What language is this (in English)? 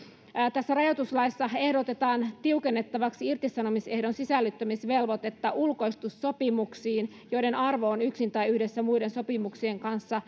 Finnish